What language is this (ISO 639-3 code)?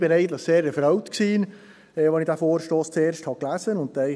gsw